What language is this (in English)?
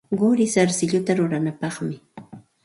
Santa Ana de Tusi Pasco Quechua